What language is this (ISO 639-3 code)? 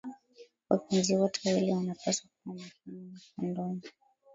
swa